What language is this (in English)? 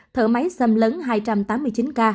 Vietnamese